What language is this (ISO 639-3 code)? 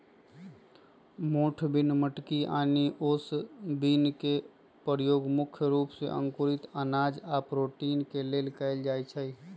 mag